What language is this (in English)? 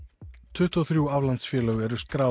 Icelandic